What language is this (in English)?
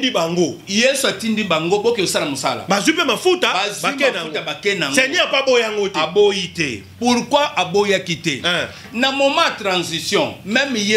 French